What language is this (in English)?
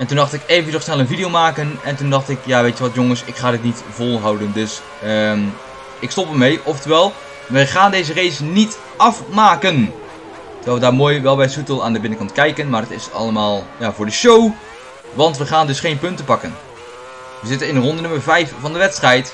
Dutch